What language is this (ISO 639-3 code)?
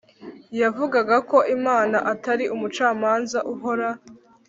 kin